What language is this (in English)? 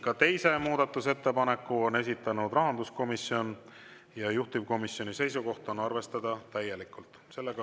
Estonian